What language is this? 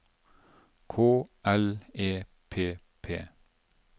Norwegian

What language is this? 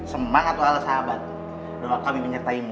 Indonesian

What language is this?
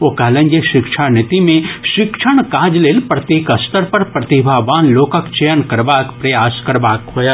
Maithili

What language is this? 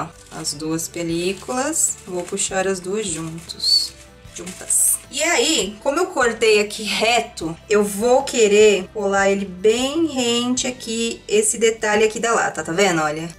Portuguese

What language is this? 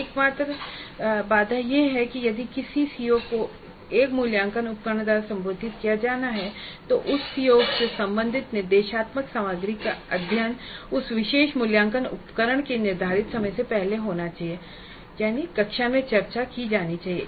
Hindi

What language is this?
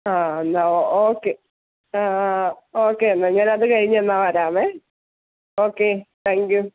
Malayalam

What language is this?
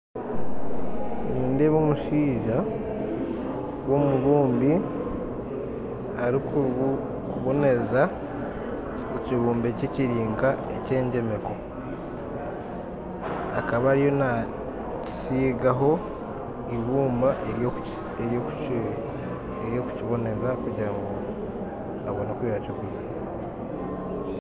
Nyankole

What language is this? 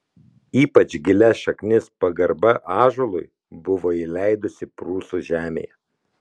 Lithuanian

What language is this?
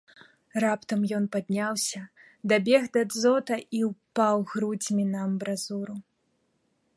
Belarusian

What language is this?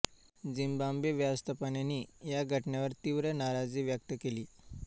Marathi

